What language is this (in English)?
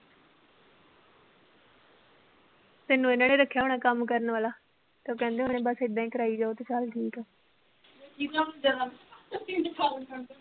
Punjabi